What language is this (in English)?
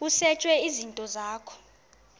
Xhosa